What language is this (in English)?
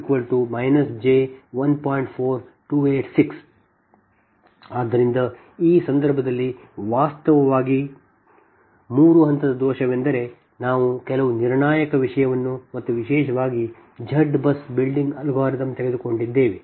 Kannada